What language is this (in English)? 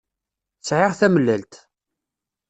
Kabyle